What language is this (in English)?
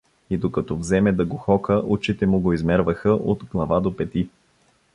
Bulgarian